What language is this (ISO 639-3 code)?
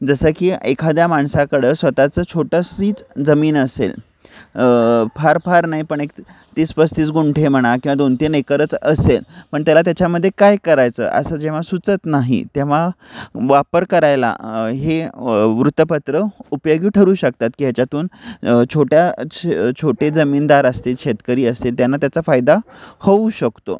mar